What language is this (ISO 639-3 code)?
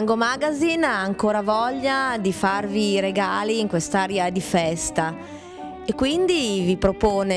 ita